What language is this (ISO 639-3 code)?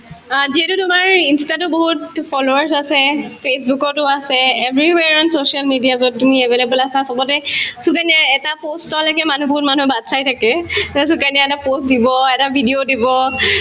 asm